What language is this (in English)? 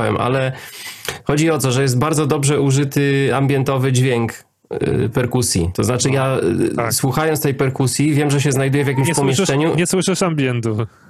Polish